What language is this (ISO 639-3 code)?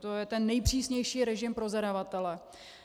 ces